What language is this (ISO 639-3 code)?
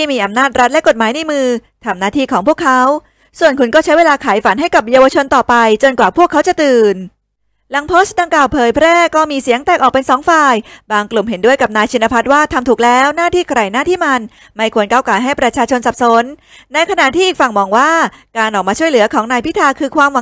tha